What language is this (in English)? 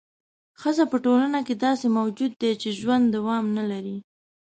Pashto